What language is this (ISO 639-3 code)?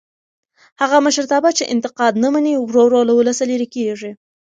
pus